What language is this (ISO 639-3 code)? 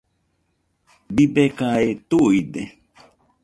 hux